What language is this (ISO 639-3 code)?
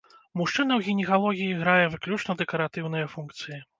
bel